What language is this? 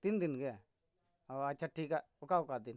Santali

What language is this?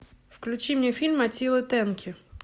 Russian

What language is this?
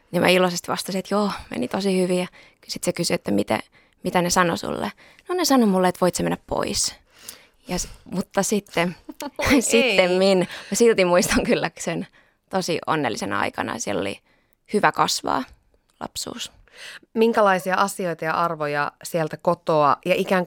Finnish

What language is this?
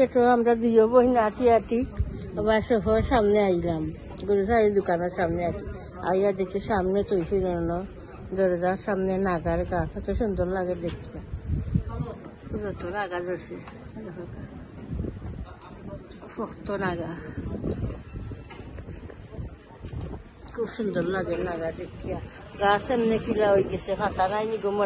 Bangla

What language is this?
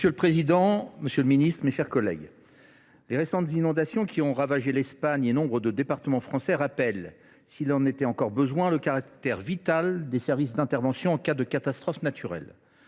French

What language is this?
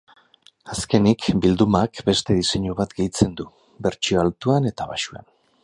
Basque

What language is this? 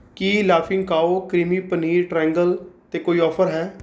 Punjabi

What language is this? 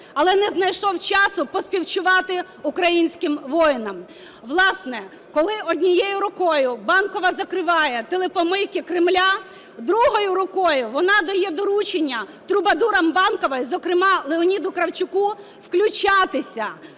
Ukrainian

